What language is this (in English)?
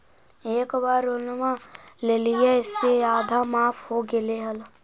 Magahi